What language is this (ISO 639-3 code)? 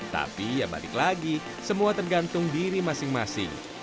ind